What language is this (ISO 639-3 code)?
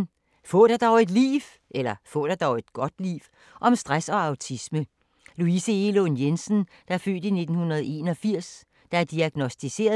dan